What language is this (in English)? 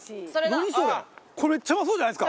Japanese